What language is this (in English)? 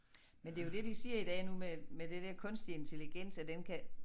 Danish